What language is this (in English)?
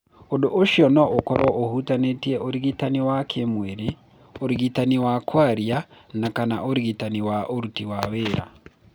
Kikuyu